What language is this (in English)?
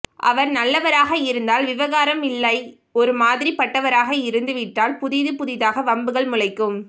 Tamil